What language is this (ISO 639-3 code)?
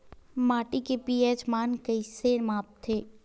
hne